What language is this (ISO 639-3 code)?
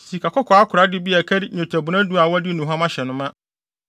aka